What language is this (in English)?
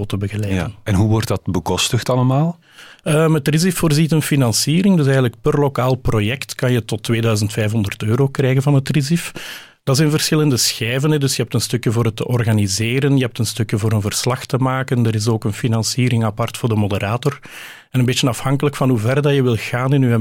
Dutch